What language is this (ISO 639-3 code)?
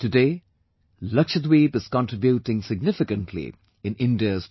eng